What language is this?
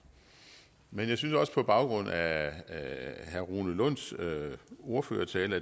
Danish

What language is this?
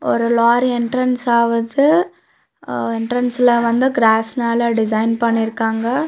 Tamil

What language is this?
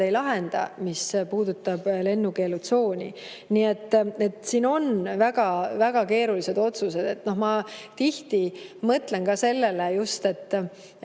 Estonian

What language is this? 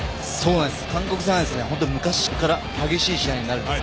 Japanese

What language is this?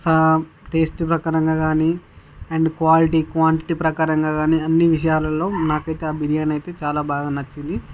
Telugu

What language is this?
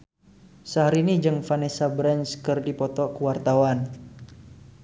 Sundanese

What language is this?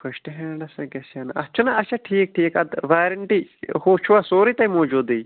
Kashmiri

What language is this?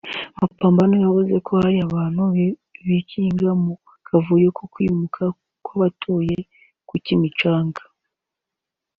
Kinyarwanda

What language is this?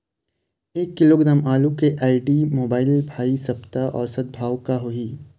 Chhattisgarhi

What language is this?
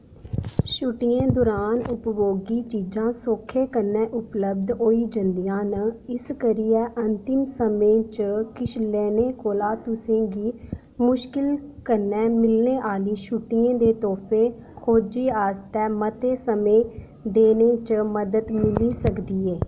Dogri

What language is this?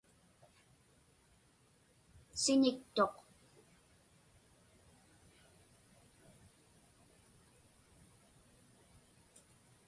Inupiaq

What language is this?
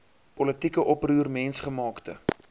Afrikaans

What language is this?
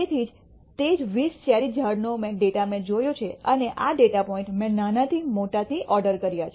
Gujarati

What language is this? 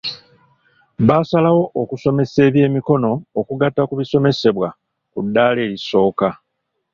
Ganda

